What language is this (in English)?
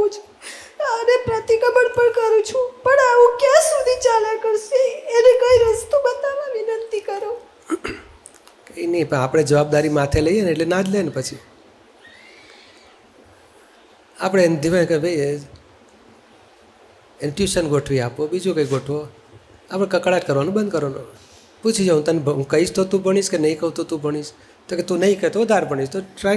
Gujarati